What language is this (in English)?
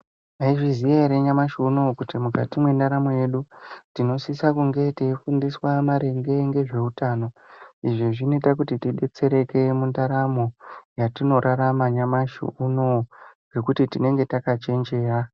Ndau